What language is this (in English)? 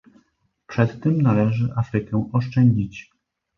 Polish